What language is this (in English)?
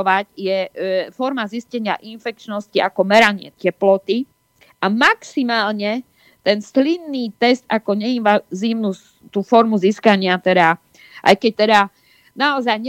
Slovak